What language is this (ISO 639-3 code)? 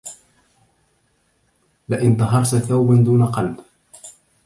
ara